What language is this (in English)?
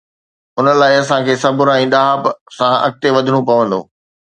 Sindhi